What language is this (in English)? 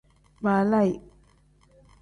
Tem